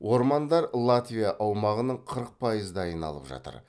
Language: Kazakh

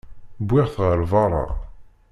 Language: Kabyle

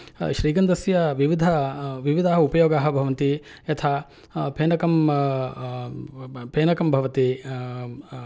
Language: Sanskrit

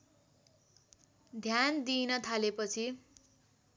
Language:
Nepali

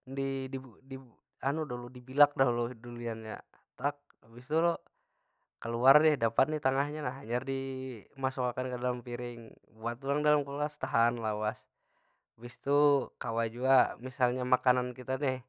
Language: Banjar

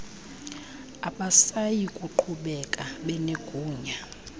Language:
Xhosa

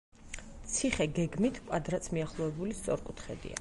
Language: Georgian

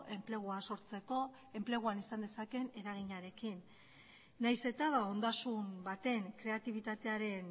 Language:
Basque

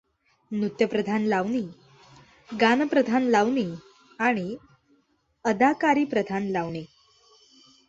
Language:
Marathi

